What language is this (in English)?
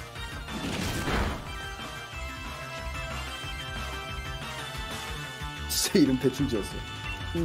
Korean